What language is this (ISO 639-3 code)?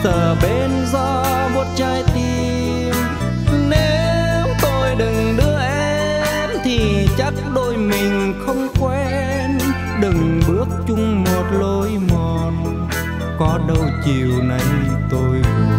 vie